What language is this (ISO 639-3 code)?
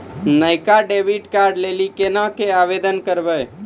mai